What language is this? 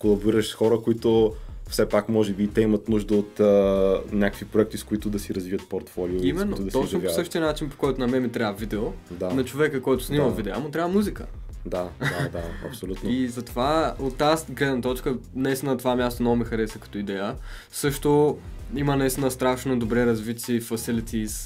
Bulgarian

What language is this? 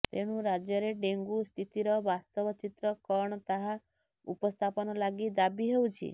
Odia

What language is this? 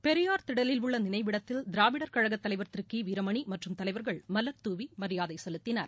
Tamil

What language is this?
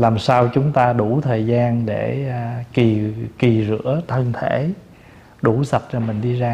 Vietnamese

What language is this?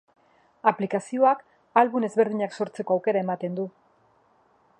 Basque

